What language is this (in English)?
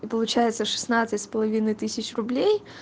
Russian